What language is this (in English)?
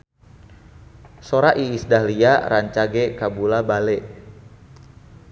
Sundanese